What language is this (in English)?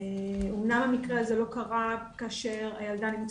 Hebrew